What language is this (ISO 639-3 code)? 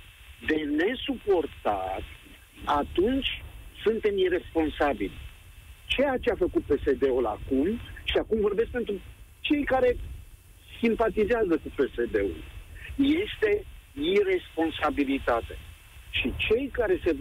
ron